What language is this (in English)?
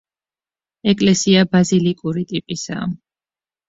Georgian